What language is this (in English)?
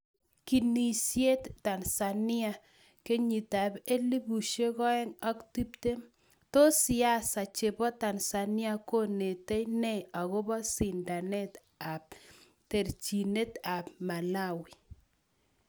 Kalenjin